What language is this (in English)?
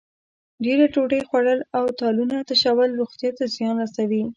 Pashto